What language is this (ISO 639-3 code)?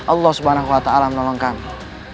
ind